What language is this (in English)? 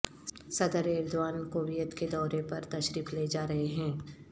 Urdu